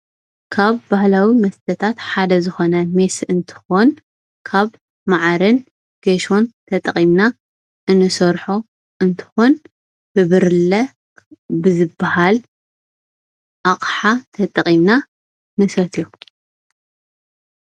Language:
Tigrinya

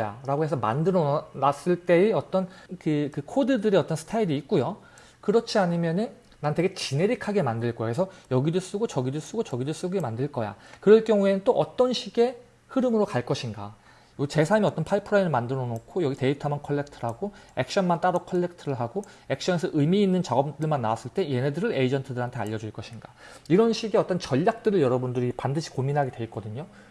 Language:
Korean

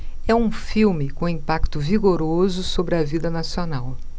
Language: Portuguese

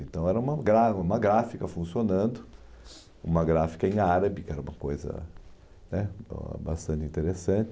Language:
Portuguese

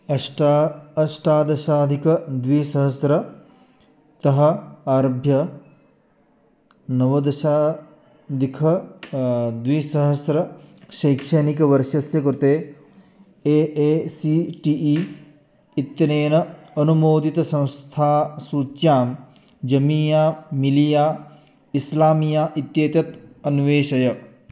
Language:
Sanskrit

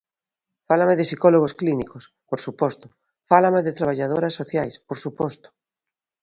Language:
Galician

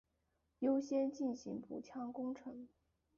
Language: Chinese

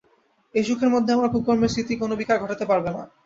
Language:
Bangla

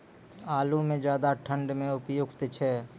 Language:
Maithili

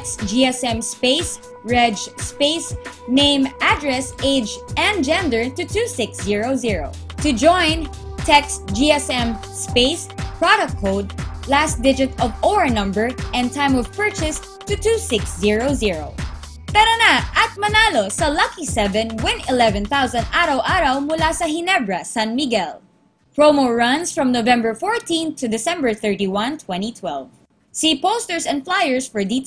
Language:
Filipino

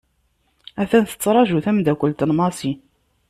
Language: Kabyle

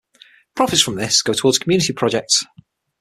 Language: English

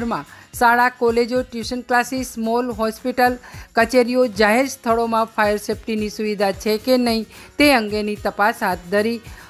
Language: Gujarati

